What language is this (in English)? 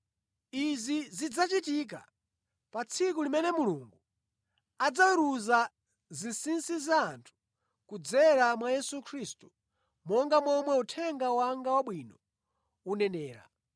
Nyanja